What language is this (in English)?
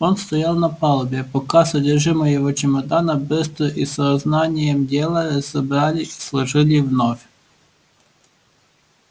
Russian